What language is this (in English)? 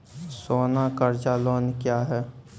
Maithili